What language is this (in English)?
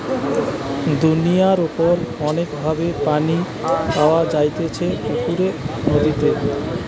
Bangla